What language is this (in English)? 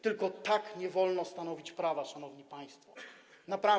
Polish